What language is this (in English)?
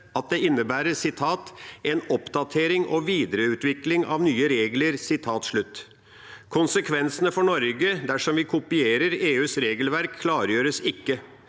Norwegian